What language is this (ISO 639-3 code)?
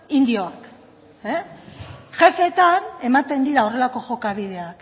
eus